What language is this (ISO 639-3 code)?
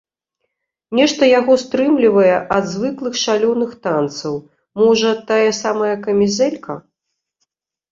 bel